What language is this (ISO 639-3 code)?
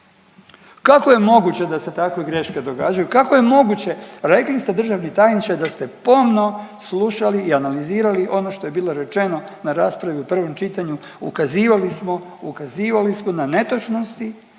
hrv